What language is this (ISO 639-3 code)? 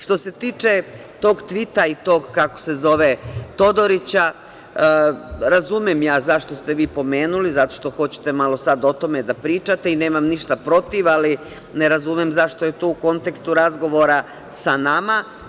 srp